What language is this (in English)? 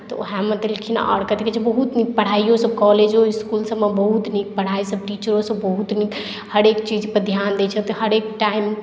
Maithili